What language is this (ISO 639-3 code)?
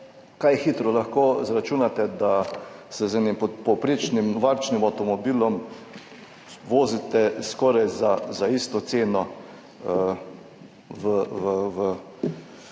slv